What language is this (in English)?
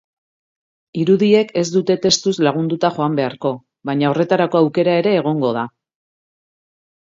Basque